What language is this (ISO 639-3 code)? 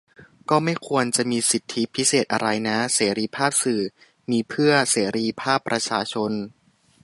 tha